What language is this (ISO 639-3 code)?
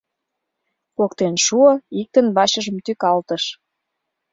chm